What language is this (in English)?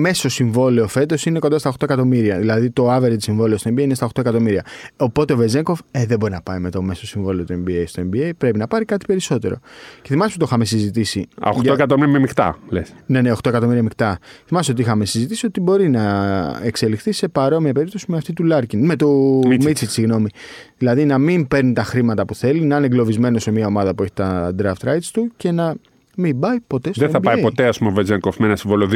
Greek